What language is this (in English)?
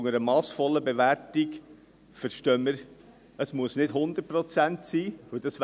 Swiss German